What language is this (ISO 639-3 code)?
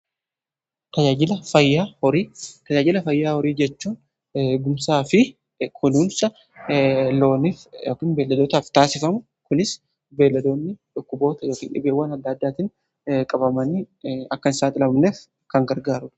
orm